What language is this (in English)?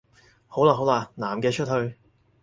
Cantonese